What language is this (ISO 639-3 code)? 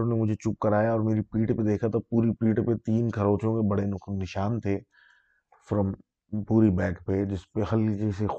urd